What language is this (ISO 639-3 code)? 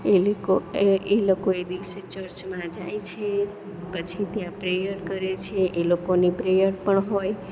guj